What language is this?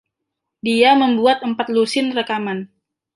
Indonesian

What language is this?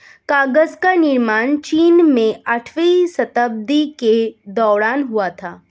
Hindi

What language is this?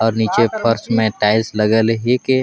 Sadri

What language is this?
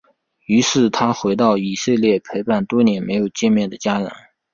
Chinese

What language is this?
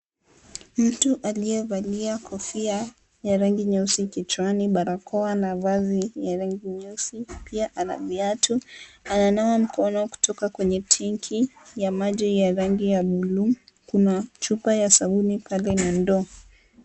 Swahili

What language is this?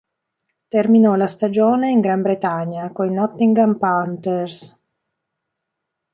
Italian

